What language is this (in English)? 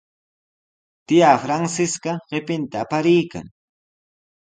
Sihuas Ancash Quechua